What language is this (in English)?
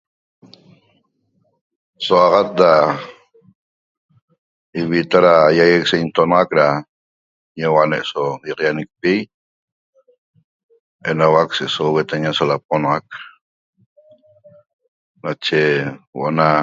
Toba